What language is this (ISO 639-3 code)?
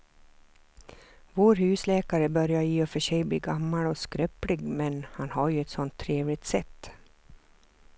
swe